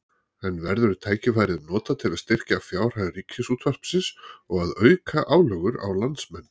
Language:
Icelandic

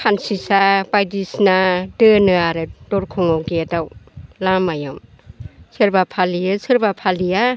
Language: Bodo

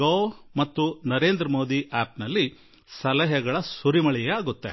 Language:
Kannada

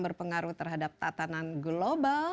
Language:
Indonesian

